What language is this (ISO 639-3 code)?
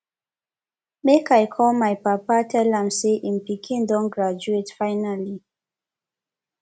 pcm